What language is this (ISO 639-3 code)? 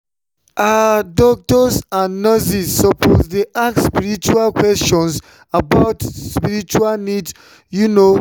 pcm